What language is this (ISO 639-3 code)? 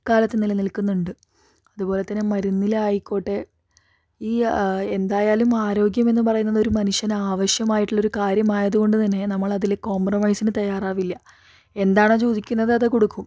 mal